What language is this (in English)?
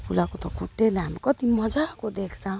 Nepali